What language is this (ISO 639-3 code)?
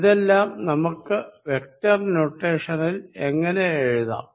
mal